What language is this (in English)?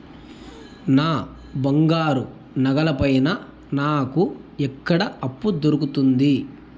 Telugu